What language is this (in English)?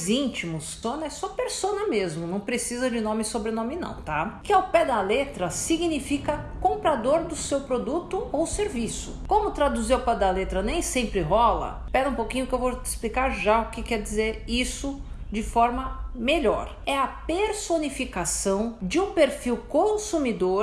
Portuguese